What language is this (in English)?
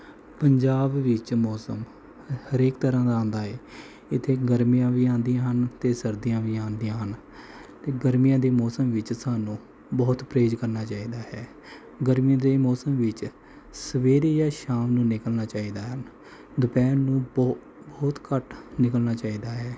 Punjabi